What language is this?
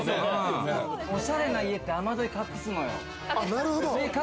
Japanese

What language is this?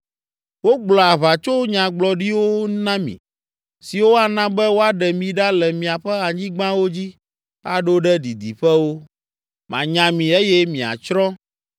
Ewe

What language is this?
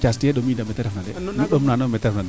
Serer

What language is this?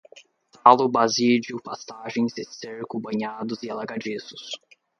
Portuguese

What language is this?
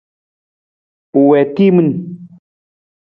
Nawdm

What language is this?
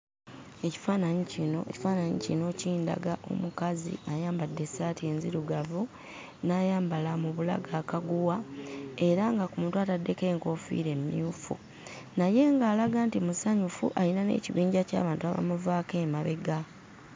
Ganda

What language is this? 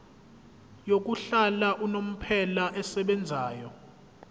Zulu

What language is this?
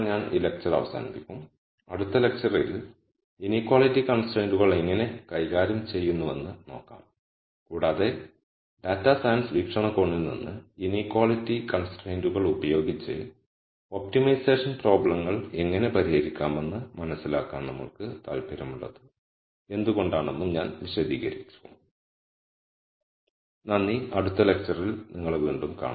Malayalam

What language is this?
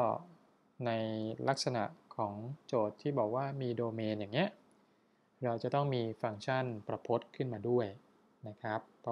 Thai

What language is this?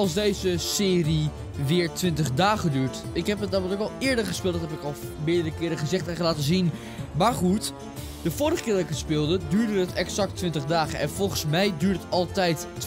Dutch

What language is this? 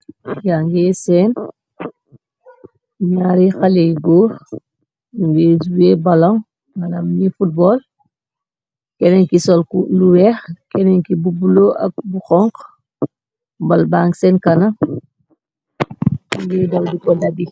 Wolof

